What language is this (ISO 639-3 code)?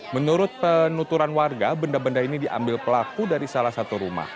ind